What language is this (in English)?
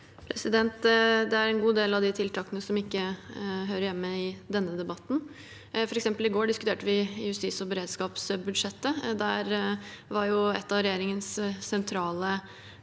Norwegian